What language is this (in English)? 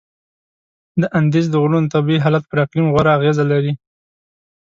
Pashto